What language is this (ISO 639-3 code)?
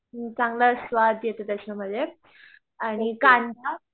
mar